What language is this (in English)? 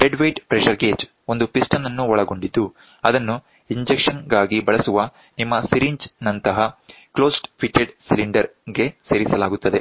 Kannada